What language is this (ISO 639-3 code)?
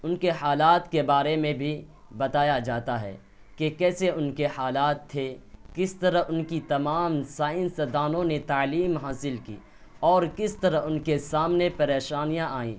urd